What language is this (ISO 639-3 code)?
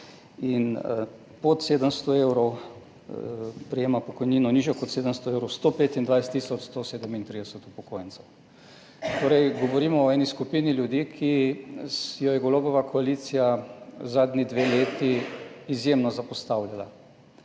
slv